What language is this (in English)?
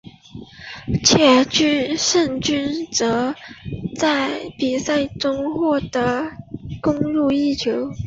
Chinese